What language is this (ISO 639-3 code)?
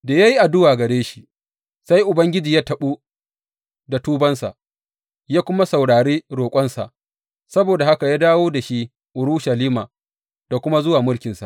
hau